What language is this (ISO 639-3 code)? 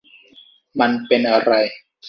tha